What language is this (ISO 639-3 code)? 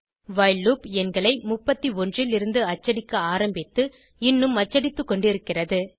tam